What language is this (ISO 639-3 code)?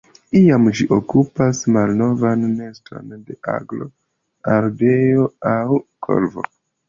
epo